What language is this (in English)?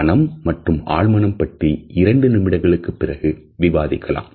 Tamil